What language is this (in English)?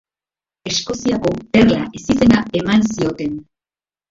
Basque